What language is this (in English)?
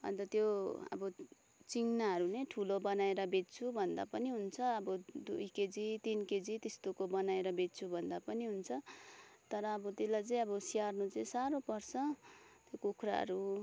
Nepali